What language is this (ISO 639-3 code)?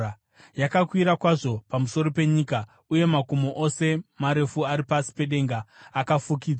sna